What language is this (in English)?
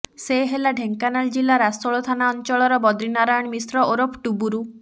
Odia